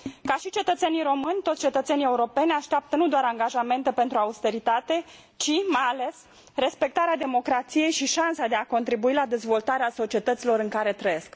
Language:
Romanian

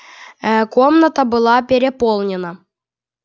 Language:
Russian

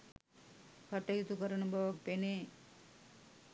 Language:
Sinhala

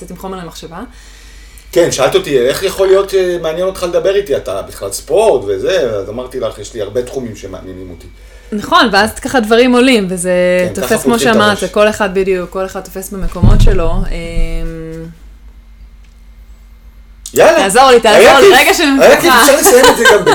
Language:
Hebrew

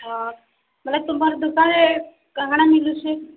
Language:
Odia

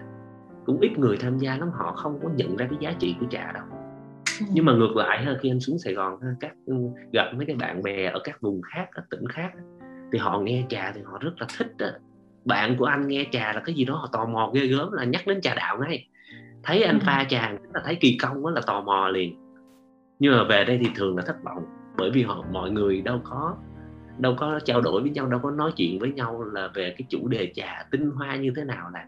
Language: Vietnamese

